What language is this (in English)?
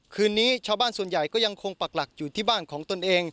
Thai